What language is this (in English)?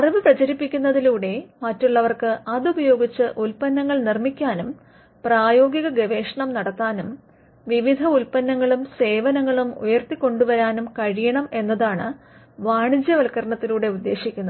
Malayalam